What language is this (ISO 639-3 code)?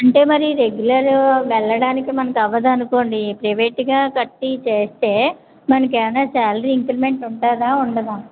tel